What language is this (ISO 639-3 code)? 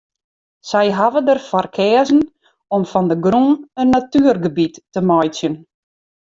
fry